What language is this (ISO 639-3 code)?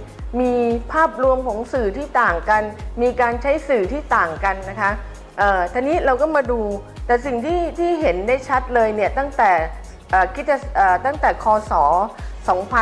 tha